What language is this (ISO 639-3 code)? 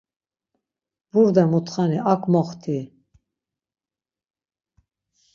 lzz